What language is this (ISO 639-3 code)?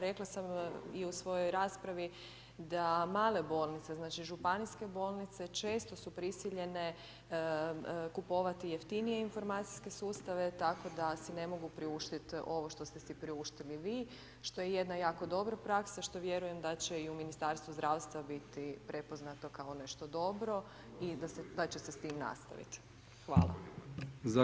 hrv